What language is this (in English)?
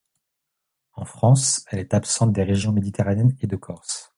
French